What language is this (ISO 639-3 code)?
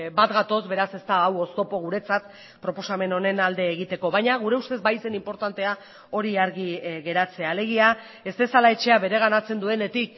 eus